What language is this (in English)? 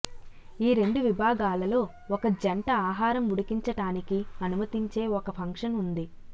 Telugu